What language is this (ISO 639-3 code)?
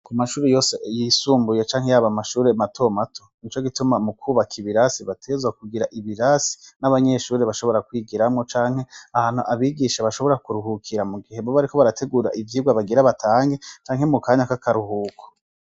run